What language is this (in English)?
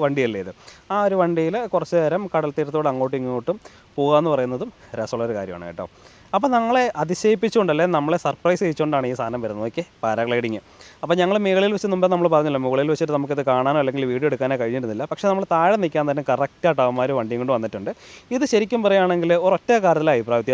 English